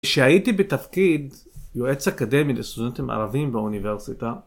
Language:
Hebrew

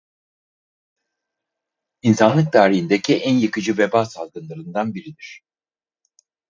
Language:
Turkish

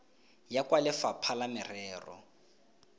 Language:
Tswana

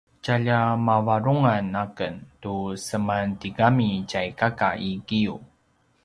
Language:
Paiwan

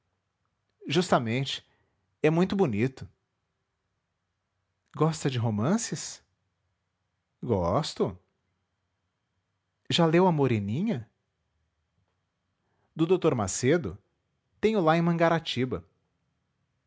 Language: Portuguese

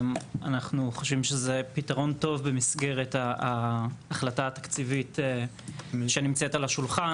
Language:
Hebrew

